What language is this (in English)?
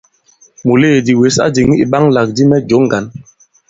Bankon